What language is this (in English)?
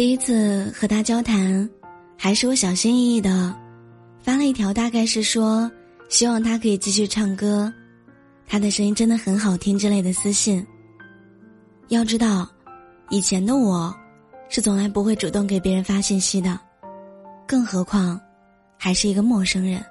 Chinese